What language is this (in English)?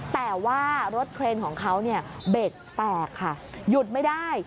Thai